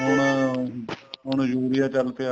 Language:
Punjabi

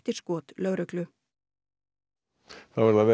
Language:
Icelandic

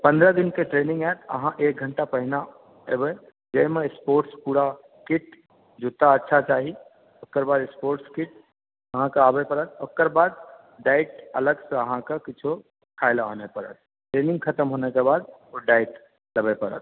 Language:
Maithili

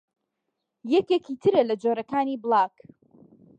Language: Central Kurdish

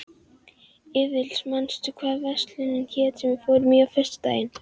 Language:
Icelandic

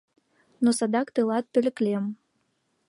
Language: Mari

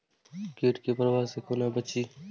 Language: Maithili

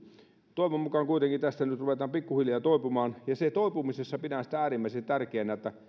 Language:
Finnish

